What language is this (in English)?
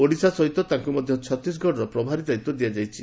Odia